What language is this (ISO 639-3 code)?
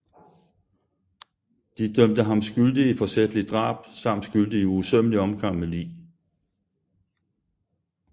dan